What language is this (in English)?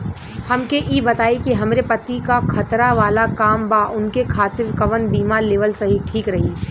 Bhojpuri